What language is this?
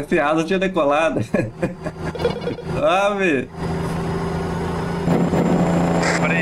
Portuguese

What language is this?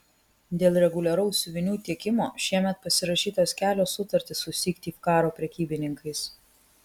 Lithuanian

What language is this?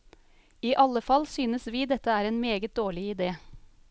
Norwegian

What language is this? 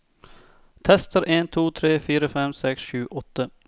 Norwegian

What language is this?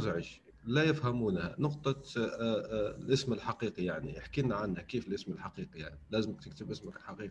Arabic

